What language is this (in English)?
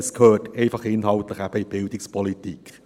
Swiss German